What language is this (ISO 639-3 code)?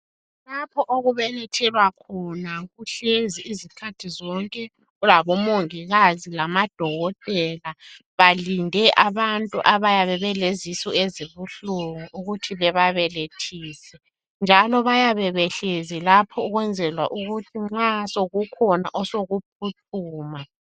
nde